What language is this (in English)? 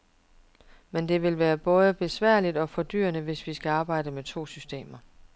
Danish